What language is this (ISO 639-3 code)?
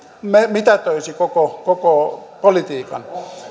fin